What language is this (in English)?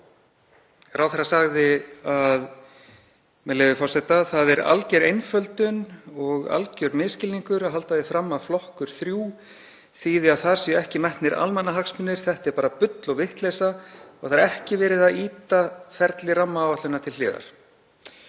Icelandic